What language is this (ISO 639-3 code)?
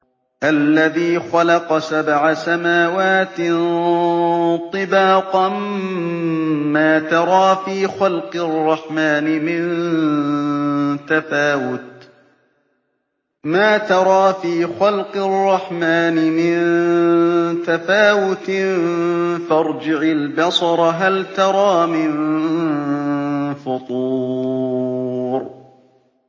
ara